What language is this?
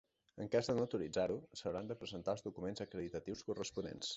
Catalan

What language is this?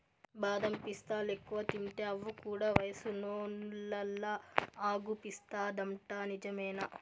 Telugu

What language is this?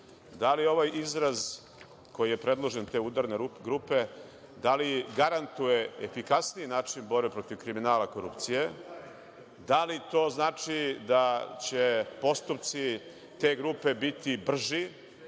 Serbian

